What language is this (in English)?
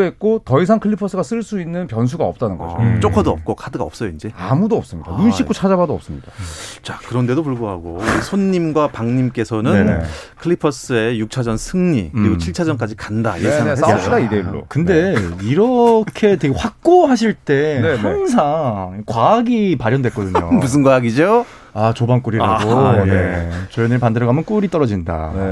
Korean